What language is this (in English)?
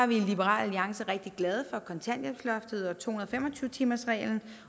Danish